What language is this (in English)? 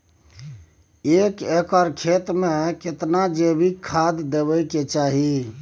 Maithili